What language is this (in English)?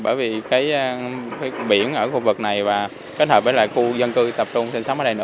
Vietnamese